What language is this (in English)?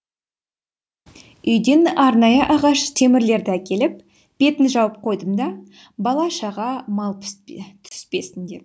Kazakh